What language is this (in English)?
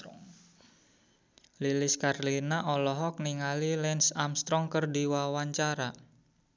Sundanese